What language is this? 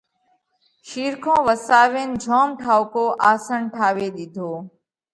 Parkari Koli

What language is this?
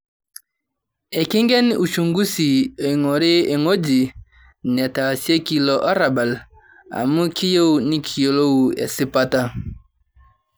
Masai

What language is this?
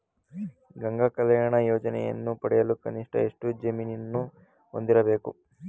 Kannada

